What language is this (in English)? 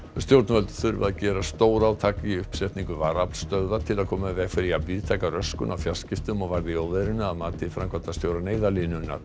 Icelandic